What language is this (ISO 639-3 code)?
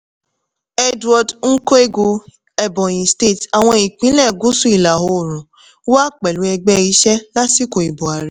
yor